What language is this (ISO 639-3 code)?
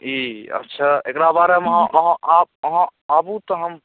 mai